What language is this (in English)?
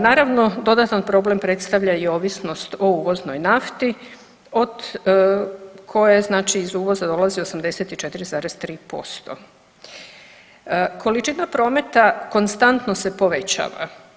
Croatian